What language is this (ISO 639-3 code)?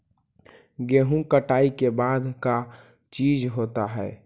mag